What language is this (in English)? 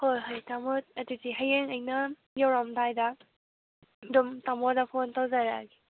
Manipuri